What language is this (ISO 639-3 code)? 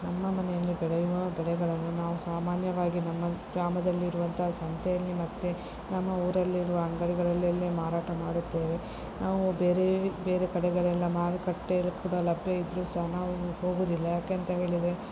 kan